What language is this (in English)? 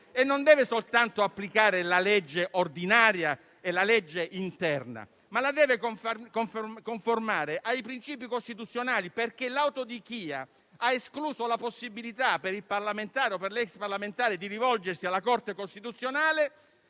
Italian